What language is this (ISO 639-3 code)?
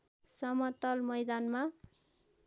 nep